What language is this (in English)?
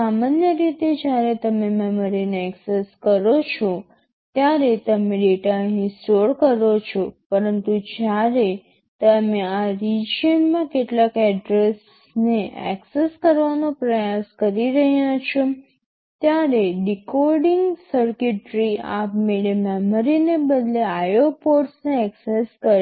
Gujarati